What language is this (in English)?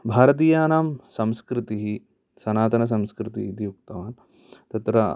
Sanskrit